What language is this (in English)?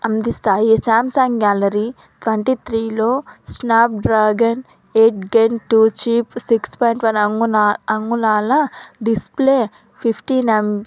Telugu